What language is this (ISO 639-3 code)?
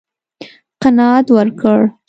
pus